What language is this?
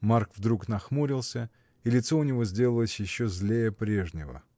Russian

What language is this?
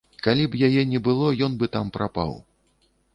Belarusian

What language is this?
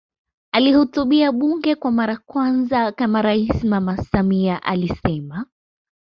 Swahili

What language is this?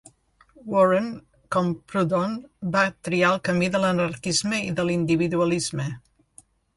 Catalan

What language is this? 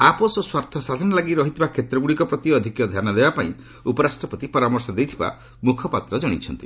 Odia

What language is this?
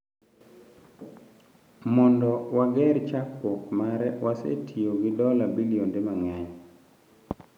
Luo (Kenya and Tanzania)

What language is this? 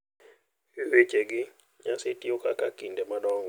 Luo (Kenya and Tanzania)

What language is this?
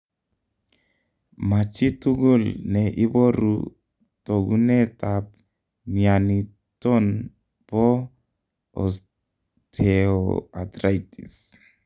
Kalenjin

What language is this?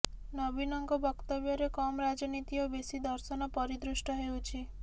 Odia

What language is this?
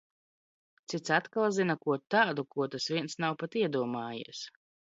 Latvian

